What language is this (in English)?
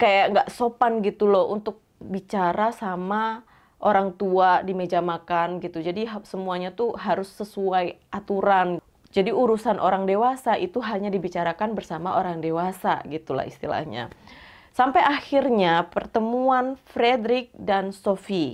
Indonesian